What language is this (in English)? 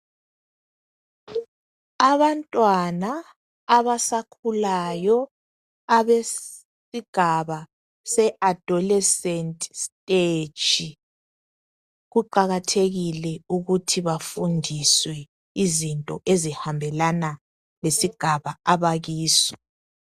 North Ndebele